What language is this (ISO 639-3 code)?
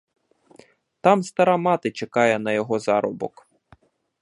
ukr